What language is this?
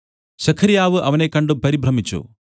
Malayalam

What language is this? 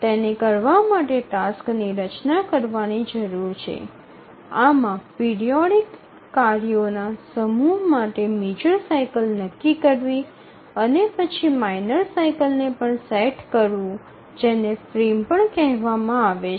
Gujarati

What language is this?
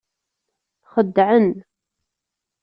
Kabyle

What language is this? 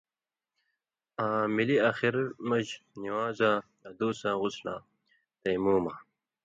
Indus Kohistani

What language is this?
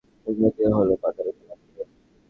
Bangla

